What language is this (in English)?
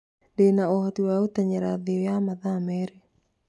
Kikuyu